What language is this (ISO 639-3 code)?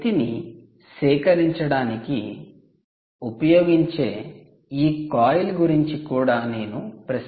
tel